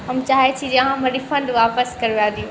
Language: Maithili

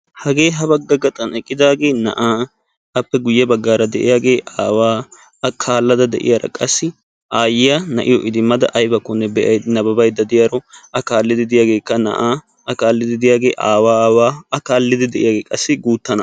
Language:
Wolaytta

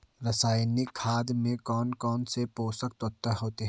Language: Hindi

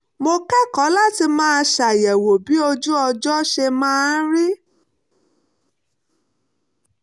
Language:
Yoruba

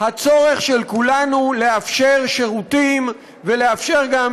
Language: Hebrew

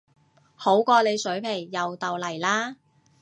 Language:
Cantonese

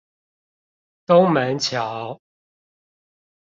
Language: Chinese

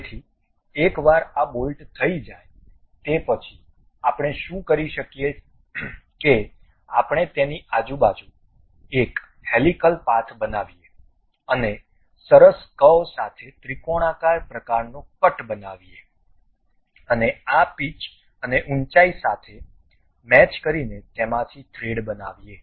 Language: Gujarati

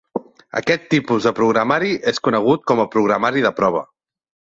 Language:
Catalan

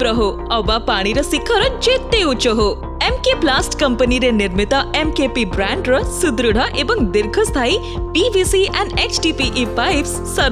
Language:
Hindi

